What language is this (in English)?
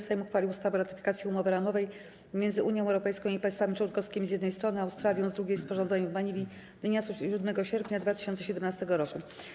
Polish